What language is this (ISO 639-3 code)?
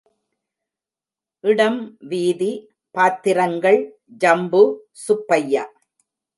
tam